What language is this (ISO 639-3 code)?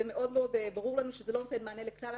heb